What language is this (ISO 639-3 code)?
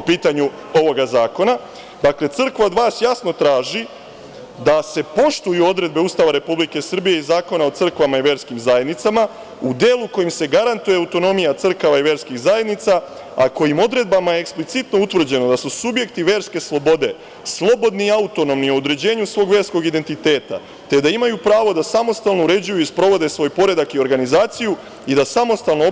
srp